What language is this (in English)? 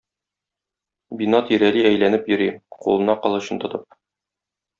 Tatar